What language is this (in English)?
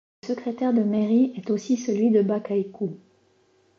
French